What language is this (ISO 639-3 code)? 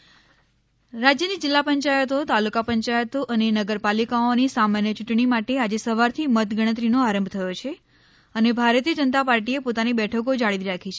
guj